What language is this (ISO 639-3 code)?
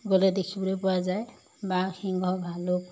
asm